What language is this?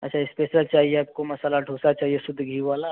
Hindi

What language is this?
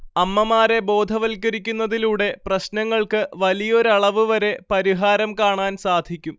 Malayalam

